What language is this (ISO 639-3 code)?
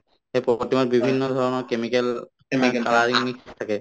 asm